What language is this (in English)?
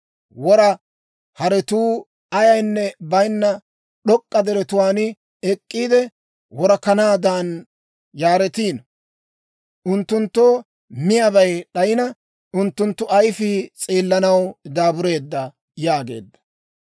Dawro